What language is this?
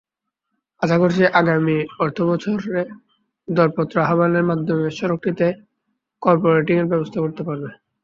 Bangla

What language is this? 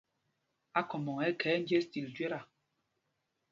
Mpumpong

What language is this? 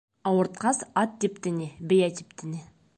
Bashkir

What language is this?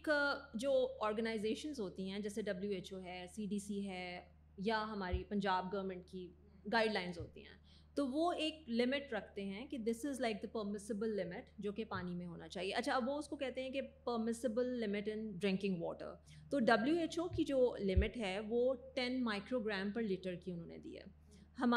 Urdu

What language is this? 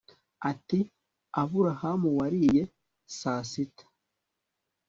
Kinyarwanda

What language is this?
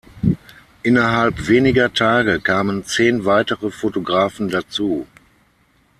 German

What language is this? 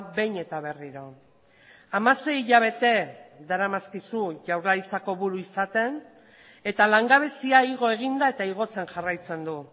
Basque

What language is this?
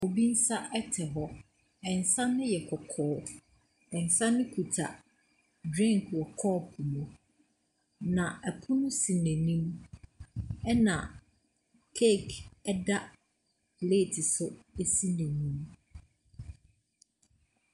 Akan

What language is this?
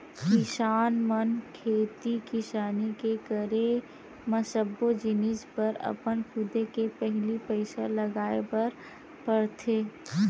Chhattisgarhi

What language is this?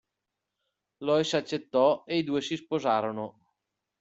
Italian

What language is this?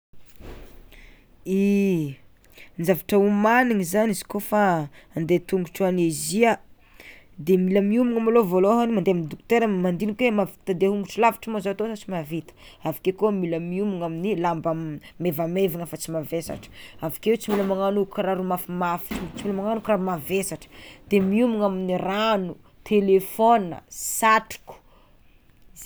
Tsimihety Malagasy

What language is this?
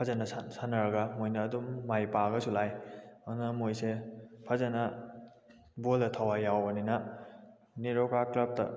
Manipuri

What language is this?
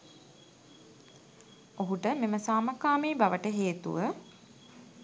Sinhala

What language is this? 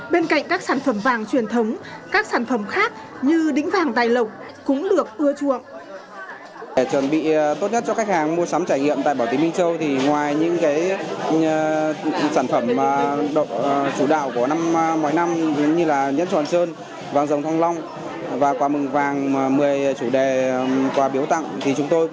Vietnamese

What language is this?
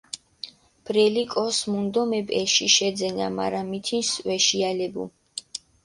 Mingrelian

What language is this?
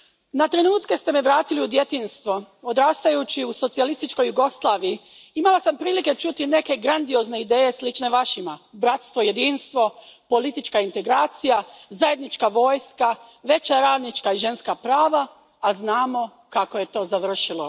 Croatian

